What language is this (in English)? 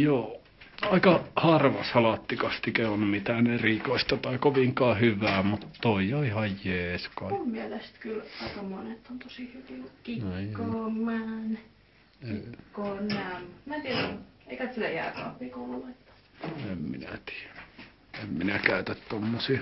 Finnish